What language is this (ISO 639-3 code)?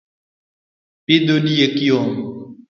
luo